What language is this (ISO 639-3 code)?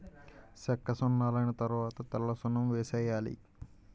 tel